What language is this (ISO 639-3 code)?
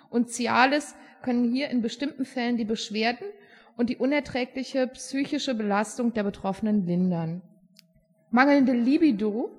deu